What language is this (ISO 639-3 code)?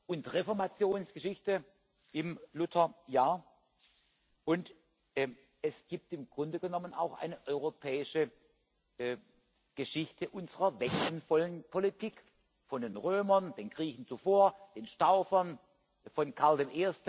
deu